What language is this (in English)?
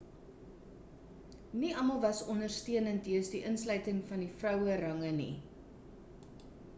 Afrikaans